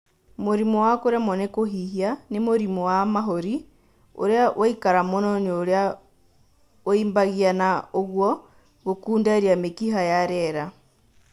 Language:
Kikuyu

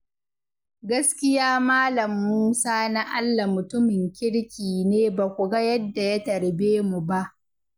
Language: Hausa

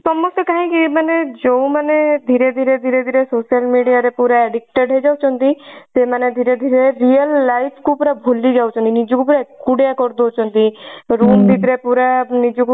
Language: Odia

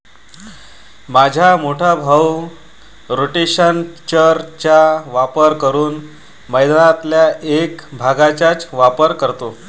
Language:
Marathi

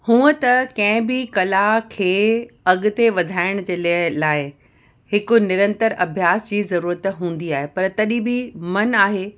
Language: Sindhi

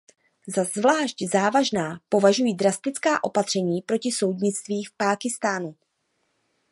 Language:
Czech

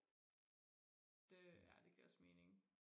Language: Danish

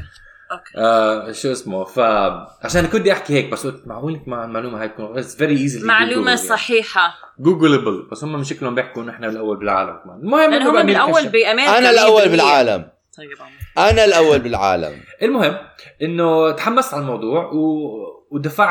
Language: Arabic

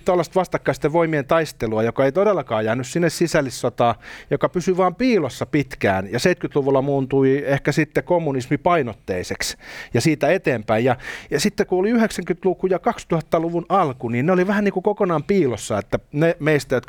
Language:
Finnish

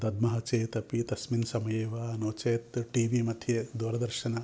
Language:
Sanskrit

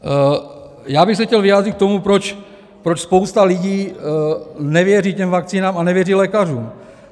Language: Czech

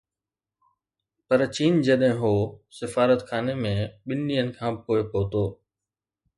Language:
Sindhi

